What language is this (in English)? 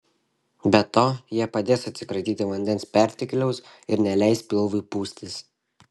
Lithuanian